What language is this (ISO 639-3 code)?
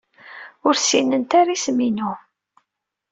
kab